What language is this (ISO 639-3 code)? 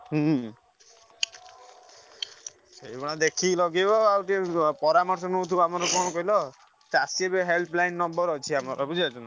ori